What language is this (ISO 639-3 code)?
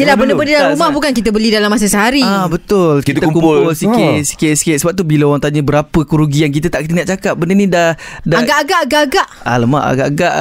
msa